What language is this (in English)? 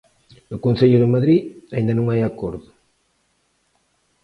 Galician